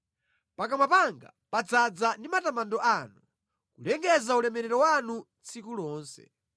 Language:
Nyanja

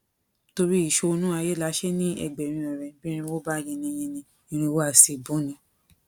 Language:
Yoruba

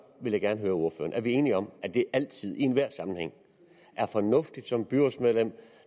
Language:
Danish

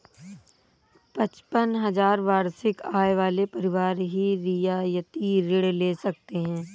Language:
Hindi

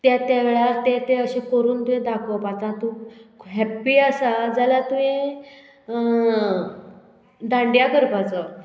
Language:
Konkani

